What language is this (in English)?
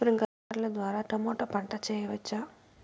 Telugu